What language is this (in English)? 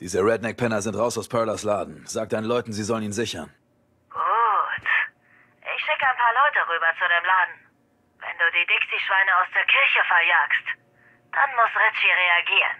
German